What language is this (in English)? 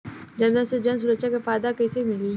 Bhojpuri